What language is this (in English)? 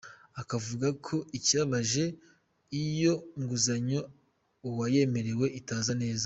Kinyarwanda